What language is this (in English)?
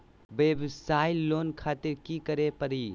Magahi